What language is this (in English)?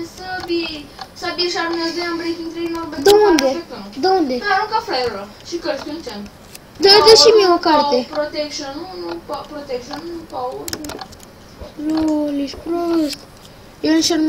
Romanian